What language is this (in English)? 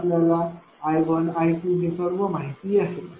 Marathi